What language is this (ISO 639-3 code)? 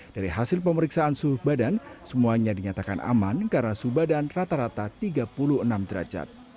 ind